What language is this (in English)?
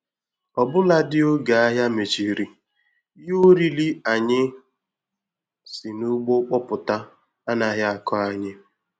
Igbo